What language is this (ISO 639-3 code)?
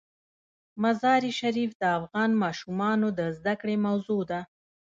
pus